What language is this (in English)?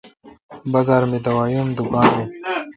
Kalkoti